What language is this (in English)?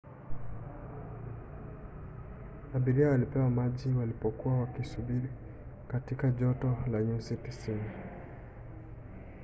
Swahili